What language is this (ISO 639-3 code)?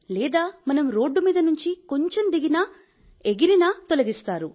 tel